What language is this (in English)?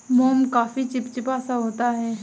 Hindi